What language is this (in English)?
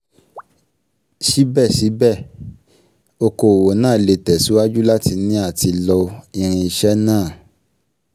Yoruba